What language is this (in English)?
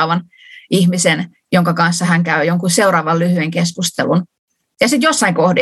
Finnish